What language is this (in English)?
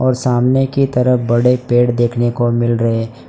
Hindi